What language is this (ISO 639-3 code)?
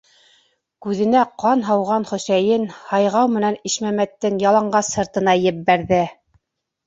bak